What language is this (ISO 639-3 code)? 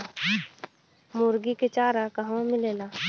bho